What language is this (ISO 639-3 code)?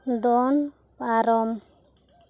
sat